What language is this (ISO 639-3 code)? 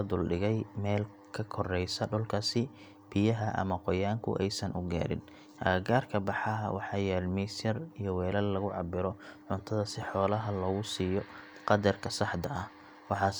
som